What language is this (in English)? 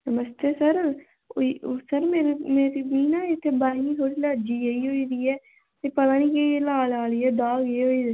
Dogri